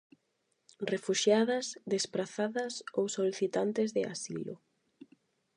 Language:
Galician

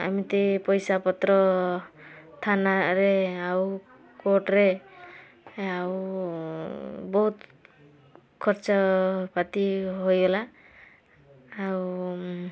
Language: Odia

